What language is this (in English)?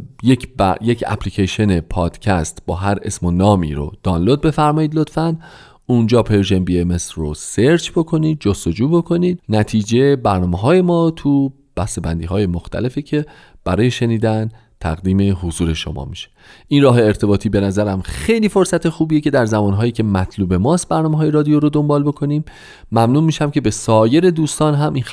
Persian